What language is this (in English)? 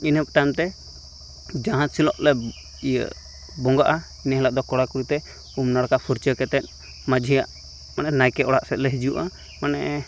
Santali